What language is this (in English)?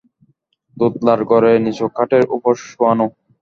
Bangla